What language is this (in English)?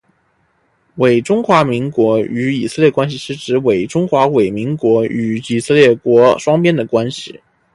Chinese